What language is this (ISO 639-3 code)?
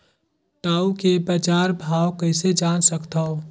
hne